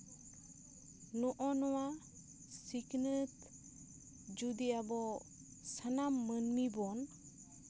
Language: Santali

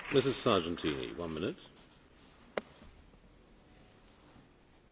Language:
Dutch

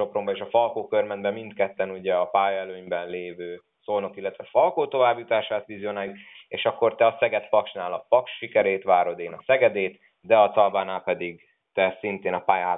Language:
Hungarian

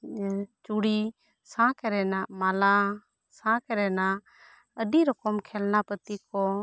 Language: Santali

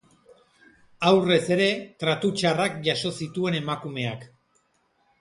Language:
Basque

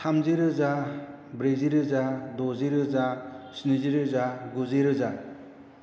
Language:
Bodo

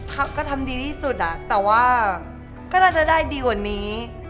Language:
Thai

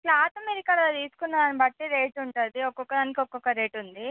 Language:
Telugu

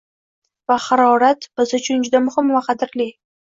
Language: Uzbek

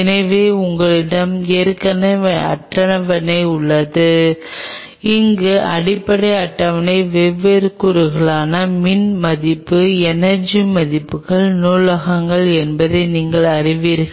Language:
Tamil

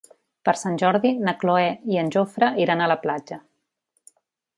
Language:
Catalan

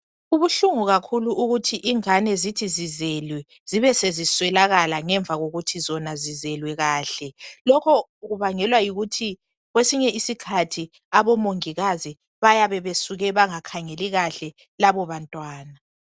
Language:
North Ndebele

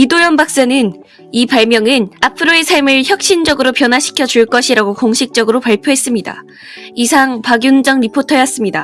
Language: Korean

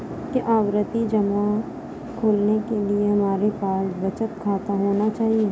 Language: Hindi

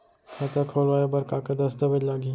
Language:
Chhattisgarhi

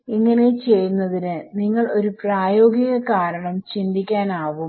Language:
Malayalam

